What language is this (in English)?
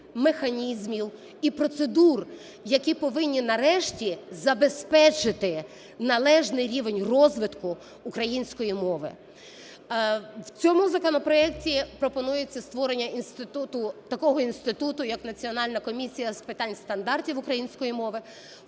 Ukrainian